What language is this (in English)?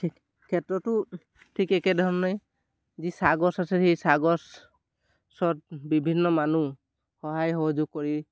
Assamese